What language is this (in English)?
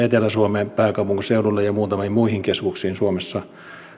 Finnish